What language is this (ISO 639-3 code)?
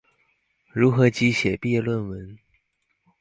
zho